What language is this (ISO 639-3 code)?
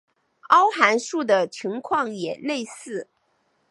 zho